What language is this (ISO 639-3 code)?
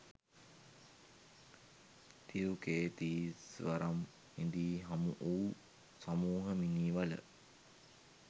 sin